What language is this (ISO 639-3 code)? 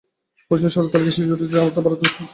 ben